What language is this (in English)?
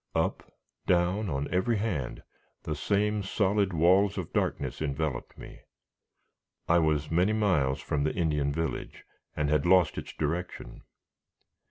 English